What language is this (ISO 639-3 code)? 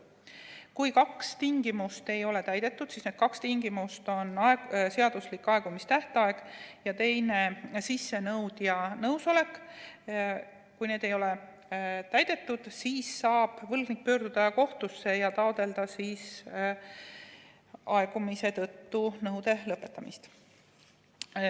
est